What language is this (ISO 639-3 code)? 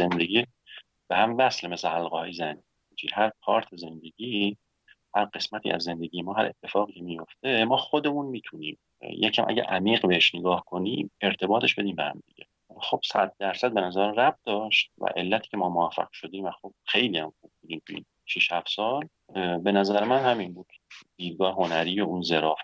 fas